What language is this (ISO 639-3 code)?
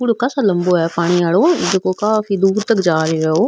mwr